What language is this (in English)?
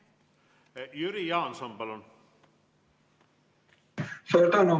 Estonian